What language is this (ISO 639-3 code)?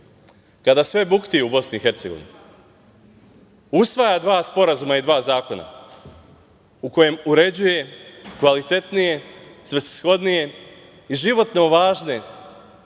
srp